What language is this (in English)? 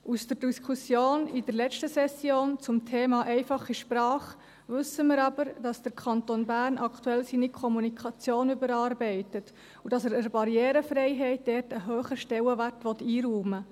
Swiss German